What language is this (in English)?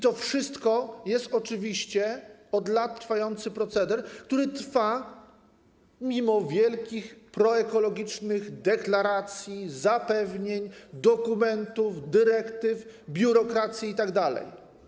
Polish